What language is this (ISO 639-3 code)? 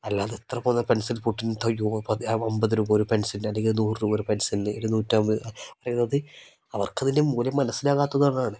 mal